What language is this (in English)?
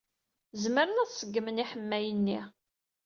Kabyle